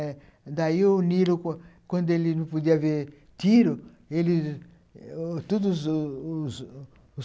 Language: Portuguese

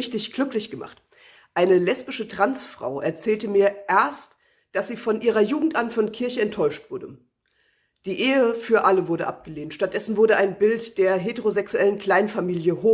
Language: German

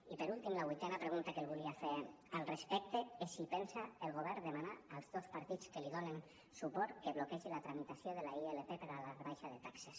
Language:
Catalan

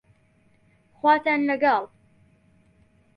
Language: Central Kurdish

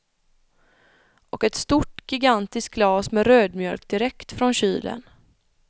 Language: Swedish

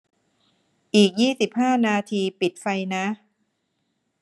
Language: Thai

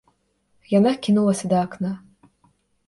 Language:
Belarusian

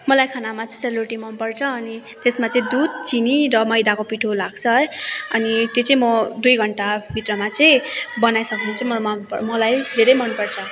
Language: Nepali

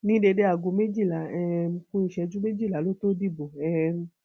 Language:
Yoruba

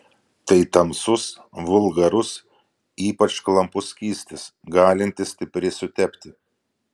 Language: Lithuanian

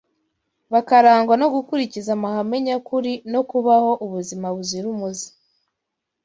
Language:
Kinyarwanda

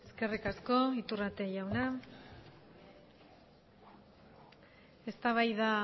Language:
Basque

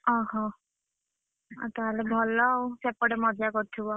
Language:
Odia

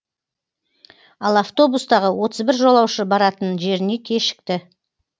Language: Kazakh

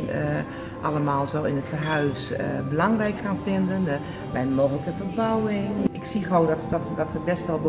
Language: Dutch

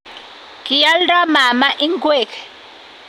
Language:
Kalenjin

